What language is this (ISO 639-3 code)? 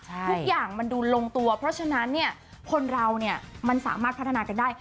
tha